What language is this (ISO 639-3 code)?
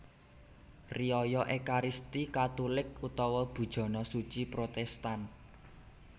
jav